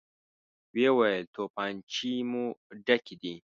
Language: Pashto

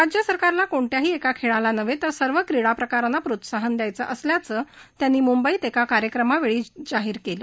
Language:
Marathi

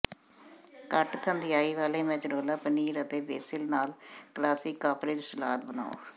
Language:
Punjabi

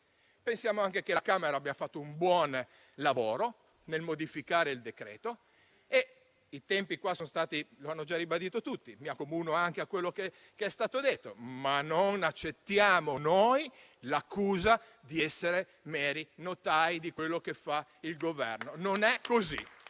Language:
Italian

